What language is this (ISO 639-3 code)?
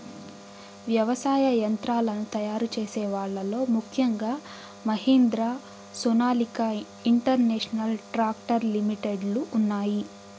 tel